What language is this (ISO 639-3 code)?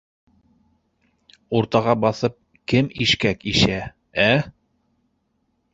bak